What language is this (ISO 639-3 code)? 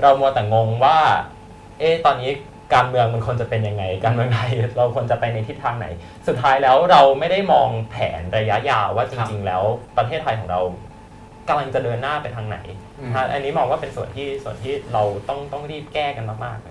tha